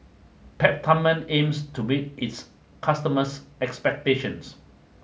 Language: English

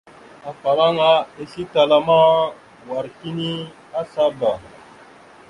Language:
Mada (Cameroon)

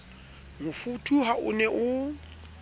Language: Southern Sotho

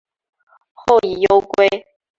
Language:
Chinese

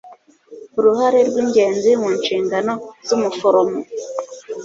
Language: Kinyarwanda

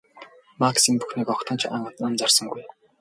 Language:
Mongolian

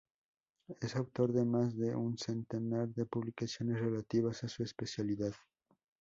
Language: Spanish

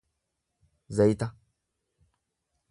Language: Oromo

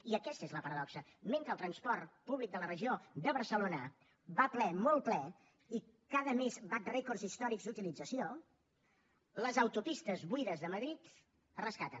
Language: Catalan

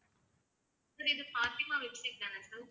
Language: Tamil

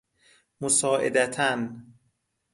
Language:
Persian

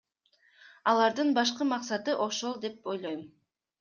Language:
Kyrgyz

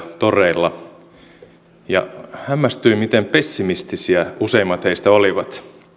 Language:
Finnish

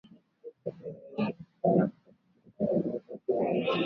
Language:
Swahili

